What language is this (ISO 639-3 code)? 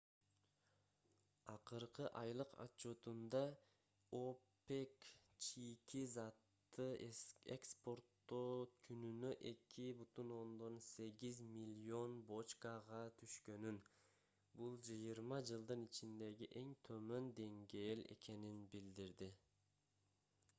kir